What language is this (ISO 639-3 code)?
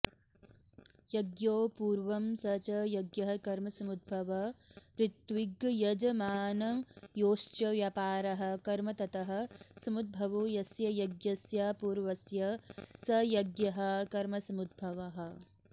san